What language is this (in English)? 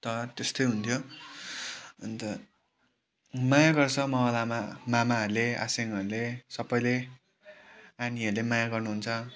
Nepali